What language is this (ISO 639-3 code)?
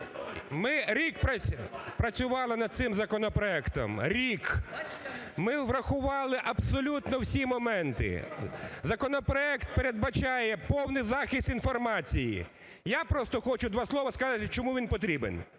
ukr